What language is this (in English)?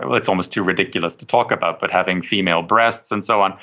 English